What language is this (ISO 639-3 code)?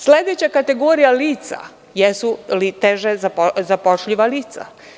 srp